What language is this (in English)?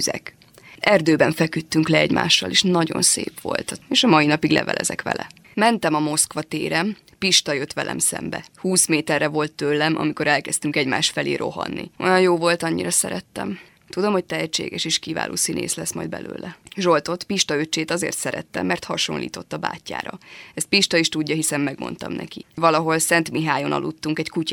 Hungarian